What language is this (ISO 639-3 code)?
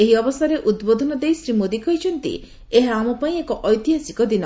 ori